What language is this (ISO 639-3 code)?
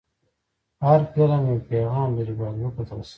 pus